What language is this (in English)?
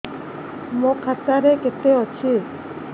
Odia